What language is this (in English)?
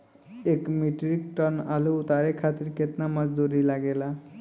Bhojpuri